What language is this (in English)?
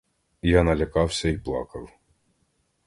Ukrainian